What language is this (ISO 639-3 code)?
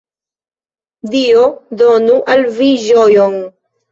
epo